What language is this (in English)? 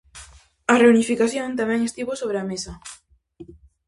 Galician